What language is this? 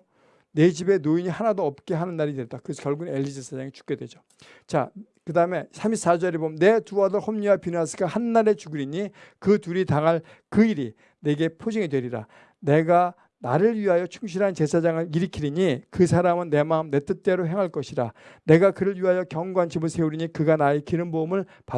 Korean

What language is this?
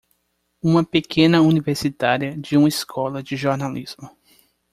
Portuguese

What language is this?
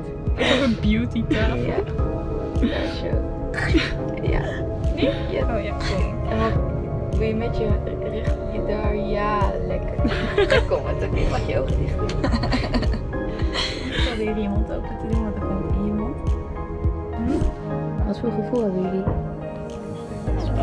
Dutch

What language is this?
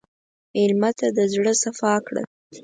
Pashto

